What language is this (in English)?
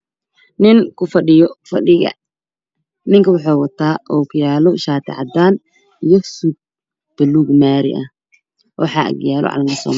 Somali